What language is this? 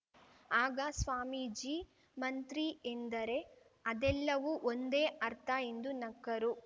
Kannada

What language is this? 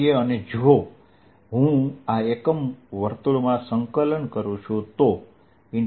Gujarati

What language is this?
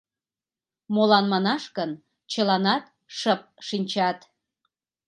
Mari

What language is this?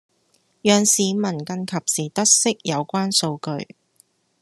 Cantonese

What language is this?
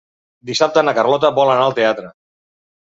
Catalan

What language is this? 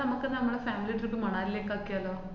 Malayalam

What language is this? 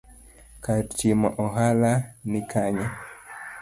Luo (Kenya and Tanzania)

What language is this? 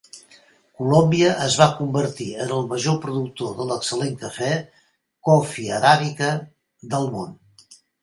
Catalan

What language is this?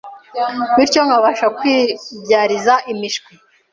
Kinyarwanda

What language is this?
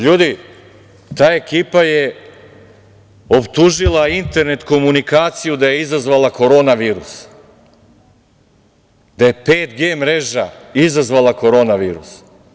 Serbian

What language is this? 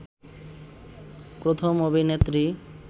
Bangla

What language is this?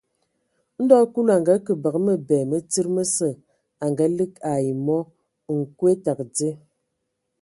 Ewondo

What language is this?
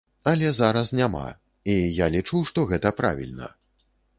Belarusian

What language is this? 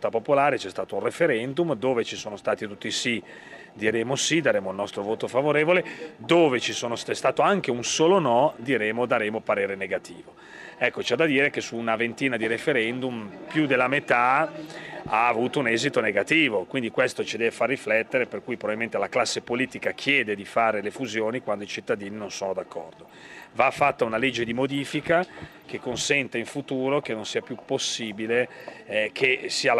Italian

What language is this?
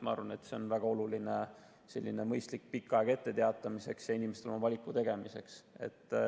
Estonian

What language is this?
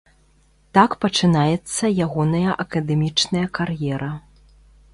Belarusian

